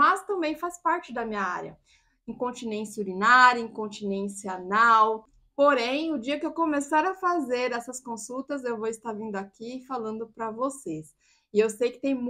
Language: Portuguese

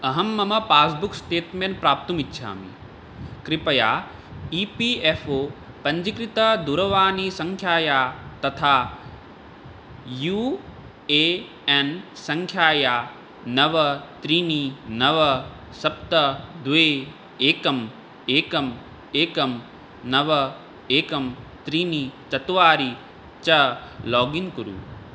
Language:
Sanskrit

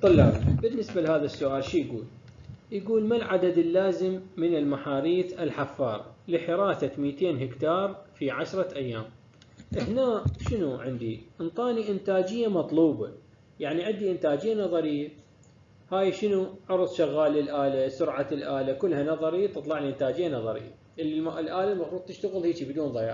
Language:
Arabic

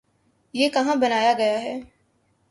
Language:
Urdu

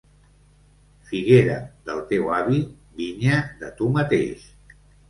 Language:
Catalan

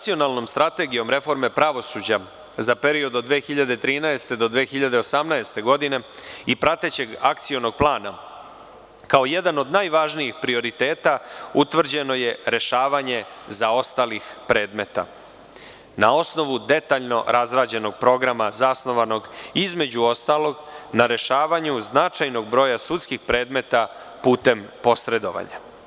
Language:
Serbian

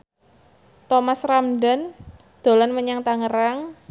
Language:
Javanese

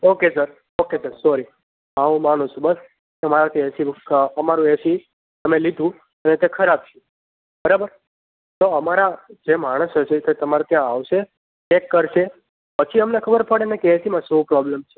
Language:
Gujarati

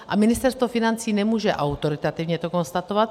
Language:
Czech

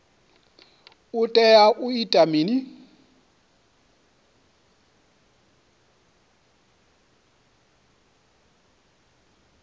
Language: Venda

